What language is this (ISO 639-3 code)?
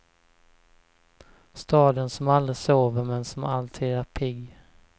swe